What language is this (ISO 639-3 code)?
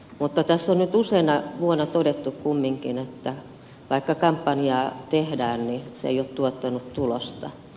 fin